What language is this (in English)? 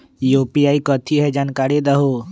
Magahi